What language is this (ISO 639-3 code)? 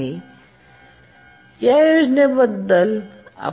mar